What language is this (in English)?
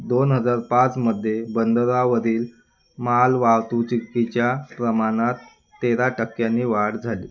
Marathi